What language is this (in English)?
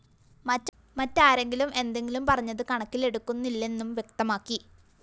Malayalam